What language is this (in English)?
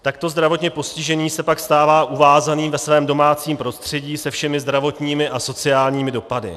Czech